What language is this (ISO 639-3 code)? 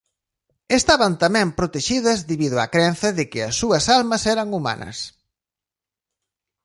glg